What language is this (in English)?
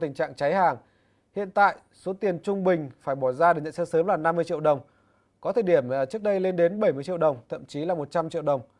Vietnamese